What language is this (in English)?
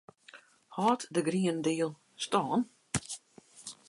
Western Frisian